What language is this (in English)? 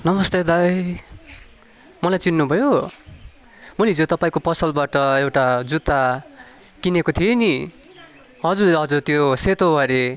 Nepali